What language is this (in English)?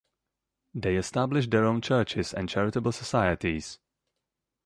English